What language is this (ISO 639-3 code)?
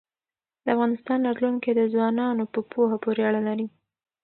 pus